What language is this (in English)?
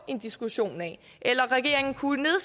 Danish